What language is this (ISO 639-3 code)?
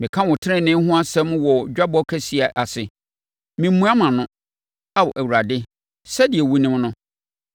aka